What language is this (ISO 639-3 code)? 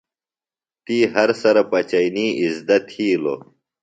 phl